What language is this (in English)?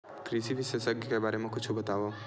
Chhattisgarhi